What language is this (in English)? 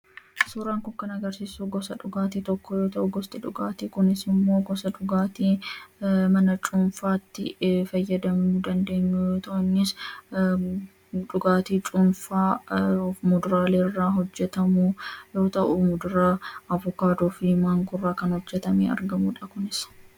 Oromo